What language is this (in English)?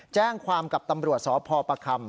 Thai